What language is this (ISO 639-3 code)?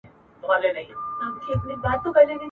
pus